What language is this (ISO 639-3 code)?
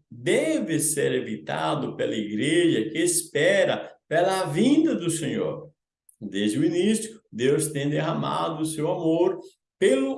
por